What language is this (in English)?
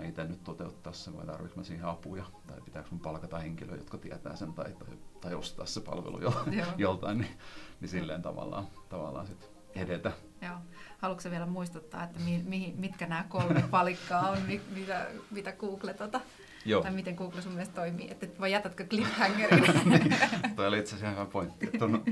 Finnish